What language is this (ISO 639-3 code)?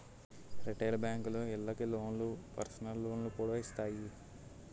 tel